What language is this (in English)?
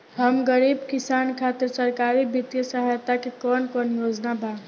Bhojpuri